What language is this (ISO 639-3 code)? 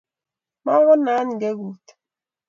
kln